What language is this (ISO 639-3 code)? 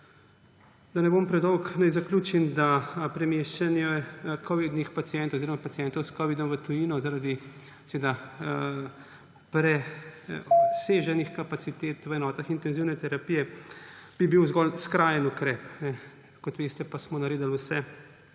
slv